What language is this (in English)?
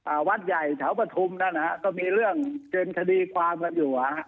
Thai